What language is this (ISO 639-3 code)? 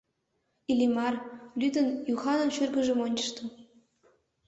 chm